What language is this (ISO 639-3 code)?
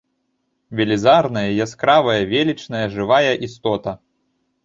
bel